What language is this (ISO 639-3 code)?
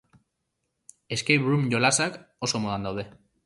eus